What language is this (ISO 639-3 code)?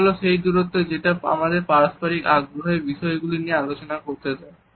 ben